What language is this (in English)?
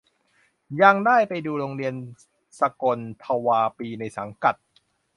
Thai